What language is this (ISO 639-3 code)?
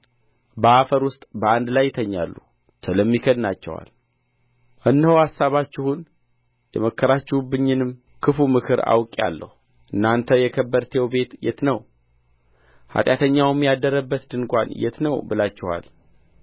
amh